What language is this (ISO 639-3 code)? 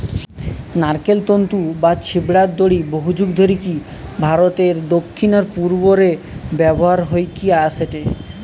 ben